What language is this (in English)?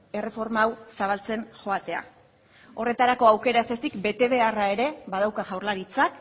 Basque